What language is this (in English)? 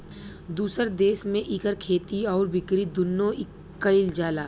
Bhojpuri